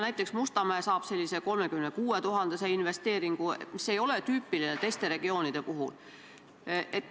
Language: Estonian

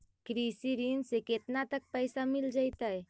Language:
Magahi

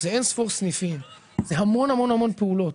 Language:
Hebrew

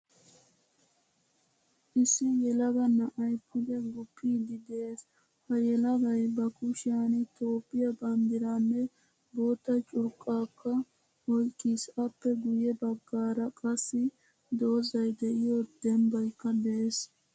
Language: Wolaytta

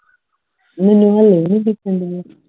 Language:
Punjabi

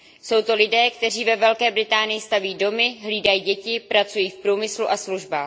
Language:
Czech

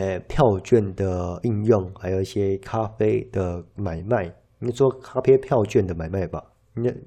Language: Chinese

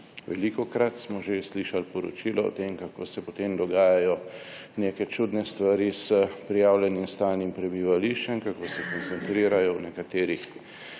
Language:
Slovenian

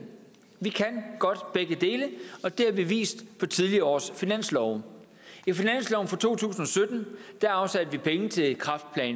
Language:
Danish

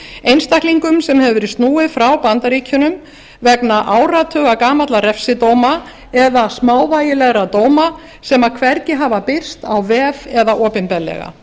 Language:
Icelandic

